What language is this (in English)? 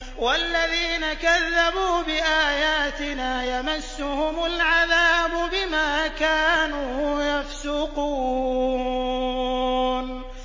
Arabic